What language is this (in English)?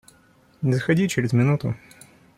Russian